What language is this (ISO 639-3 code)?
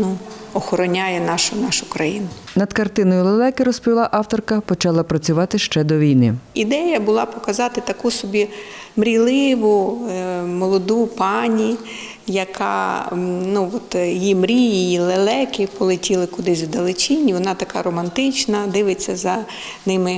ukr